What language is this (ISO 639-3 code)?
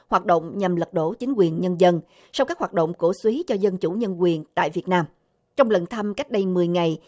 vie